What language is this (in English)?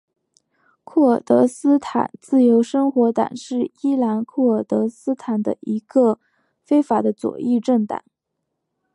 Chinese